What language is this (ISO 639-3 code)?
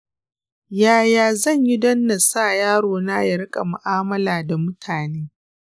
hau